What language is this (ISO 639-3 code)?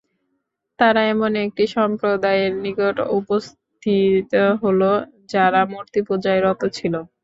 ben